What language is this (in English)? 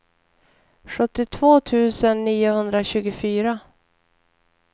Swedish